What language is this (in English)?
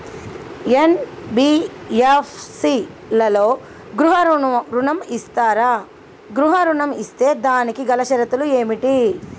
Telugu